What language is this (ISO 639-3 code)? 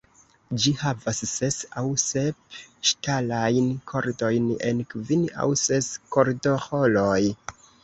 epo